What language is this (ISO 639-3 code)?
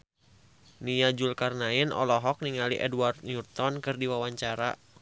sun